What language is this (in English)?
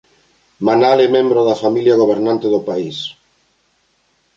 Galician